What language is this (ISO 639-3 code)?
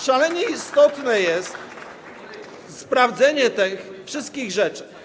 pol